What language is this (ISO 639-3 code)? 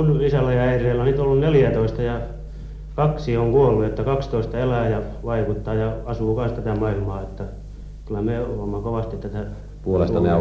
fin